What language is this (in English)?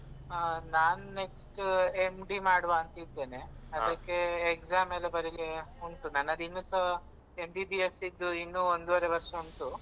Kannada